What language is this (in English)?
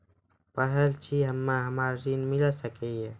Maithili